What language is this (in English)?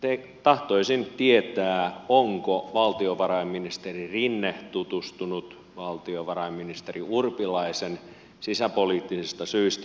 Finnish